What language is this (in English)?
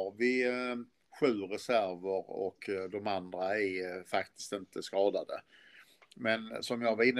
Swedish